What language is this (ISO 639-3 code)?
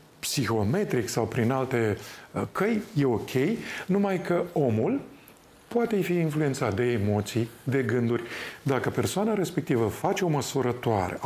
ron